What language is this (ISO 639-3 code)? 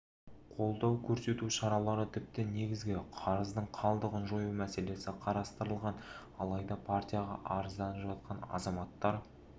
kaz